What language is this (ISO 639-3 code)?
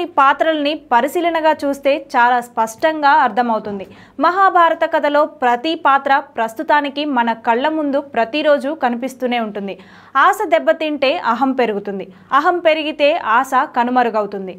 eng